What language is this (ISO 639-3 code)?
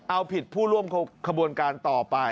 tha